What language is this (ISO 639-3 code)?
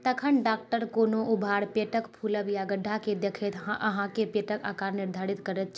mai